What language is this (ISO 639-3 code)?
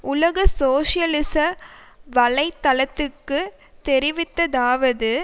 tam